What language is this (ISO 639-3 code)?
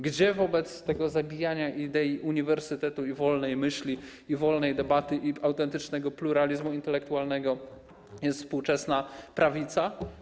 pol